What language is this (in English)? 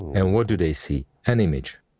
English